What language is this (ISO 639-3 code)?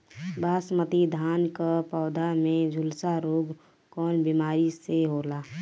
bho